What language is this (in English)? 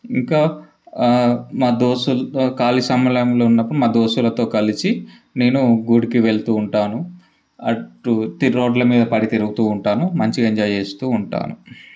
Telugu